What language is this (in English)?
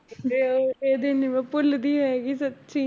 Punjabi